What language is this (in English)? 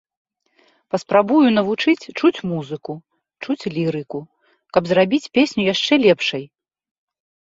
Belarusian